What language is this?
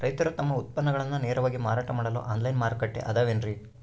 Kannada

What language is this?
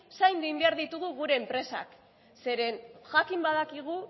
Basque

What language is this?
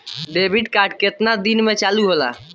Bhojpuri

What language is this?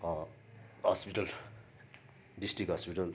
Nepali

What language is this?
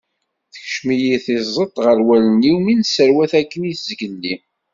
Kabyle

